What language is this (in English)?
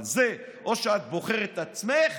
Hebrew